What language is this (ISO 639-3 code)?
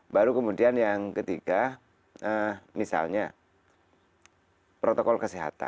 ind